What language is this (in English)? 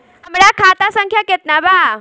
Bhojpuri